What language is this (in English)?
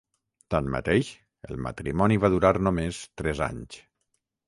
Catalan